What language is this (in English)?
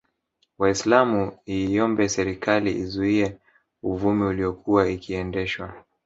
Swahili